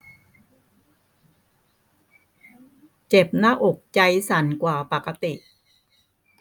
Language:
Thai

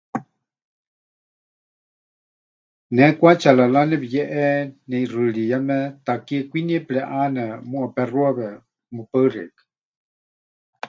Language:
Huichol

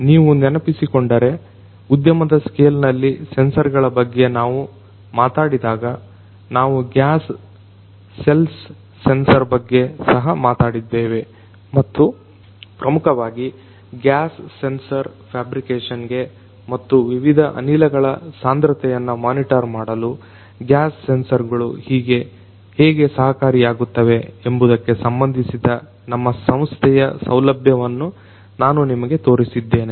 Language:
Kannada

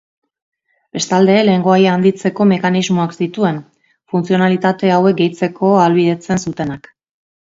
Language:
Basque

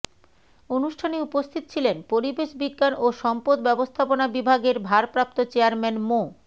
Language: Bangla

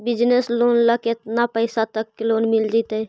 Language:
Magahi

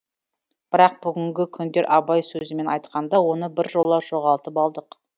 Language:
Kazakh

